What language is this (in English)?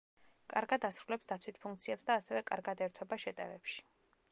Georgian